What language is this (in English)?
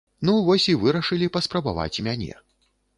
Belarusian